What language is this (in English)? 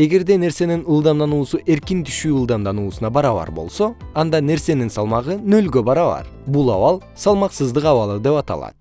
Kyrgyz